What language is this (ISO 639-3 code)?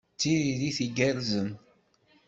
kab